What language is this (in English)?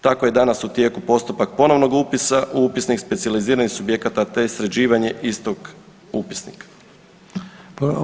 Croatian